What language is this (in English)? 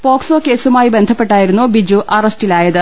Malayalam